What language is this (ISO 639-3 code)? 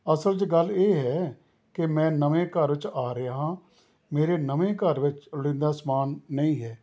pan